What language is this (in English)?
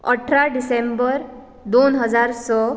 Konkani